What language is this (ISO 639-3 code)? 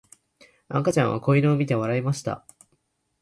jpn